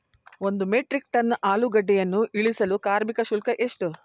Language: Kannada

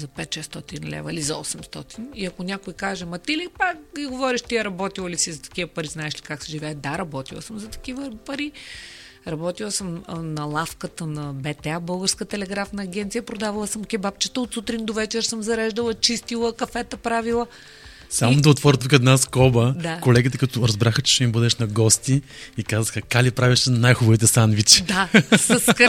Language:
Bulgarian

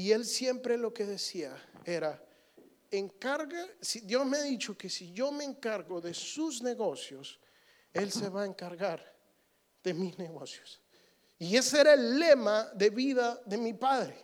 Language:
Spanish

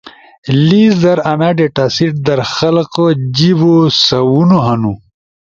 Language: Ushojo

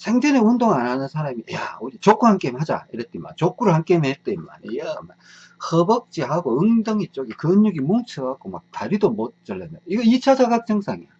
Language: Korean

